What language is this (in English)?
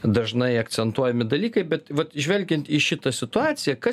Lithuanian